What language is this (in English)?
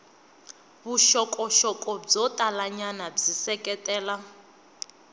Tsonga